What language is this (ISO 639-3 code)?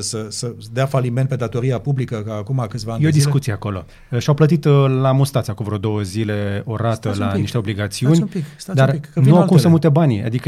ron